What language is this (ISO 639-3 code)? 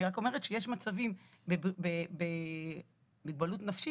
heb